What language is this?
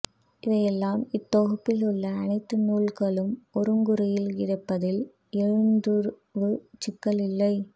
Tamil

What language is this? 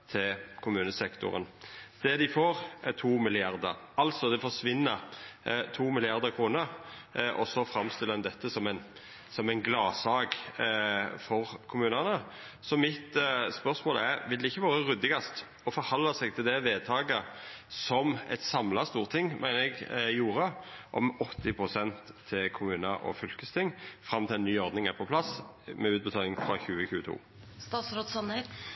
Norwegian Nynorsk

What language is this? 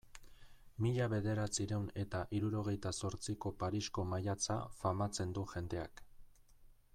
Basque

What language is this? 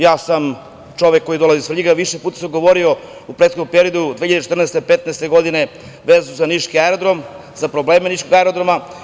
Serbian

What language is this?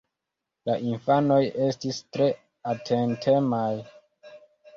Esperanto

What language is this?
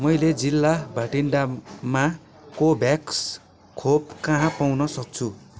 Nepali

